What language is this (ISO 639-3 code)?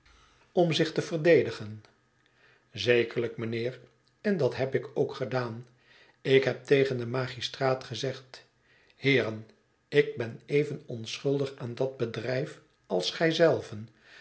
nld